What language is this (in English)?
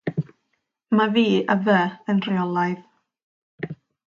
Welsh